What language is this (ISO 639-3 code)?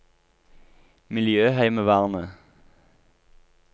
nor